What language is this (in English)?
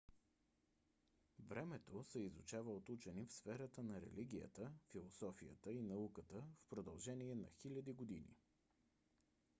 Bulgarian